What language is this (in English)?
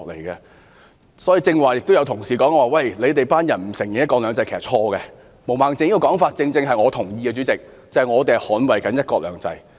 Cantonese